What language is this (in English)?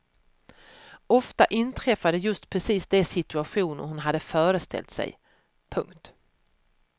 Swedish